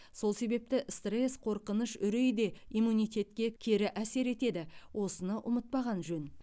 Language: Kazakh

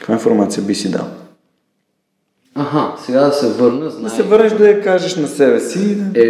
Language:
Bulgarian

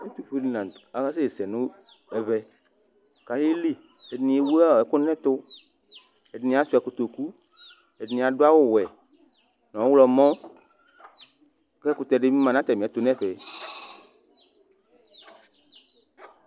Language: Ikposo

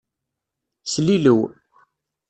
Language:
Kabyle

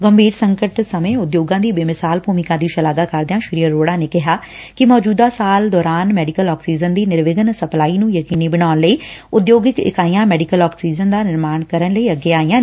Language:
Punjabi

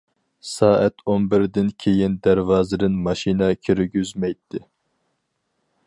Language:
Uyghur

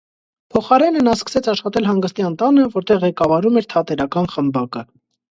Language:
Armenian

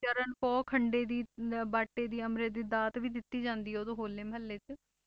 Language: Punjabi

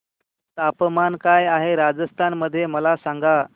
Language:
Marathi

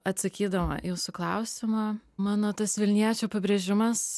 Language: Lithuanian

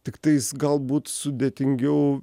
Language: Lithuanian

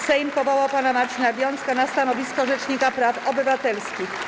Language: Polish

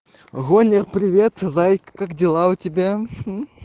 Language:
Russian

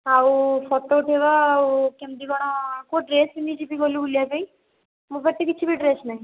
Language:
Odia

